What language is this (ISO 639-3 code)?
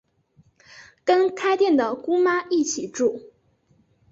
zho